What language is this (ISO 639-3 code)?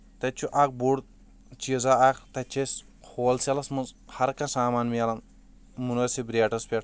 kas